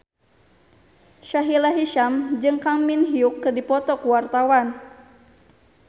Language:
Sundanese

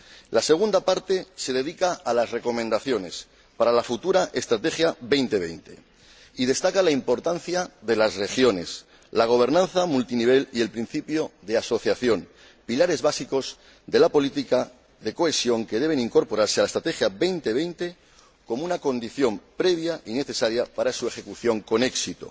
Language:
Spanish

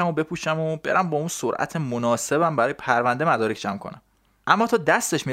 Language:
Persian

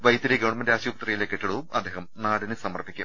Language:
Malayalam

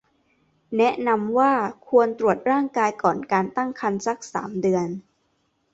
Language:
Thai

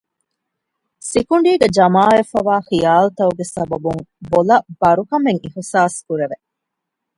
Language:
Divehi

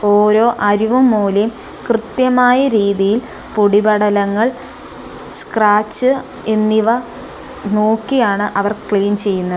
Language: Malayalam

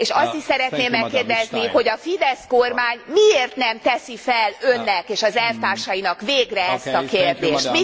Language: Hungarian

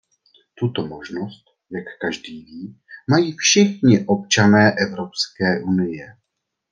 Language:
Czech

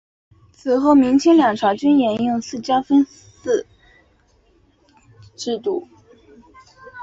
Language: Chinese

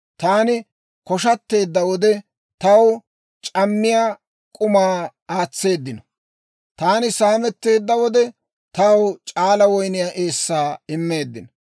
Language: Dawro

